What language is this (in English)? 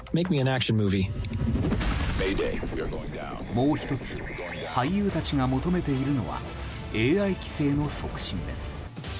Japanese